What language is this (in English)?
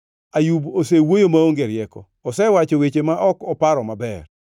Luo (Kenya and Tanzania)